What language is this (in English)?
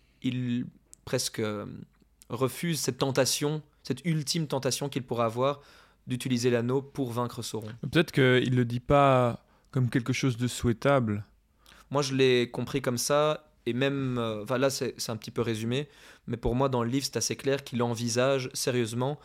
French